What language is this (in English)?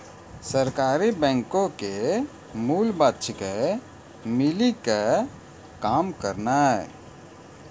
Maithili